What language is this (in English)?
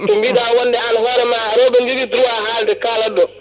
Fula